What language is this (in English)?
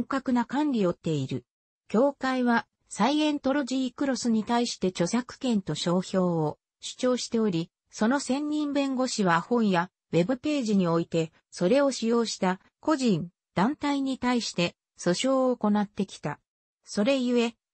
Japanese